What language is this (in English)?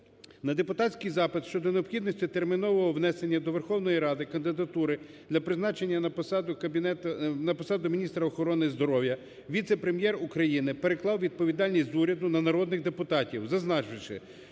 Ukrainian